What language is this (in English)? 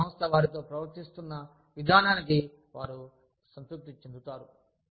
Telugu